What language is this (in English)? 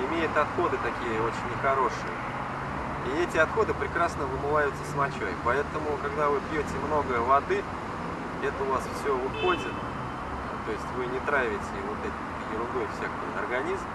Russian